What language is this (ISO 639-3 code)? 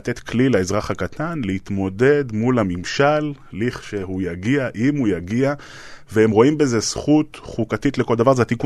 heb